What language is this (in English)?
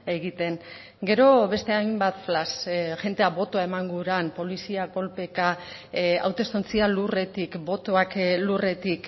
Basque